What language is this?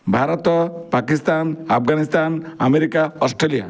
Odia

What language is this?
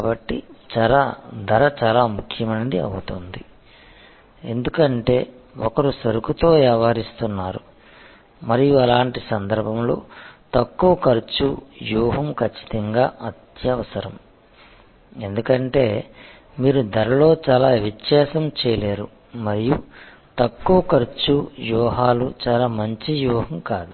Telugu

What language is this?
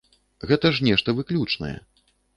Belarusian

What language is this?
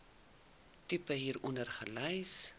Afrikaans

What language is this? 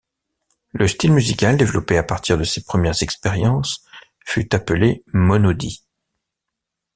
French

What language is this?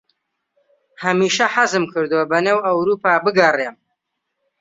Central Kurdish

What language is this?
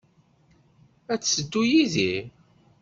Kabyle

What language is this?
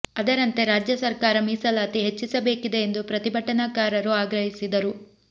Kannada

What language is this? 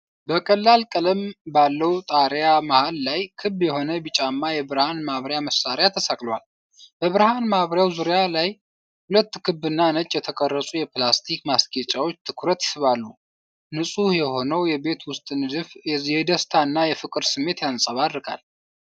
Amharic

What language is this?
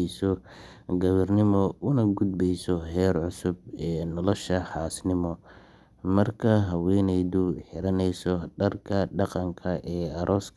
Somali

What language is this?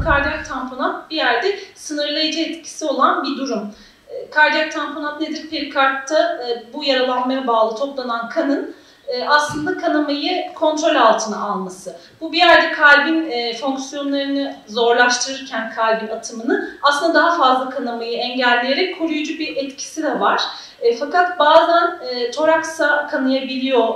Turkish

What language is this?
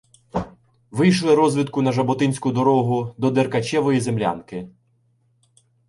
Ukrainian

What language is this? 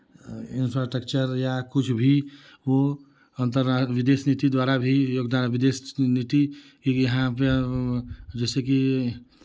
Hindi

